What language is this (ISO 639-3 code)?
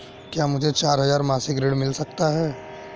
hin